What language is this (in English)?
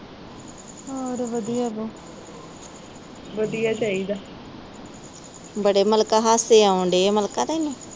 Punjabi